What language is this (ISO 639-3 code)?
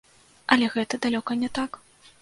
bel